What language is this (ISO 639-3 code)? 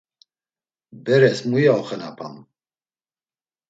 lzz